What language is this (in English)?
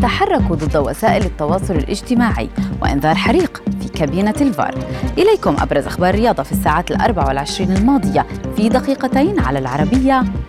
Arabic